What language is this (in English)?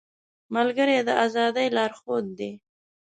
Pashto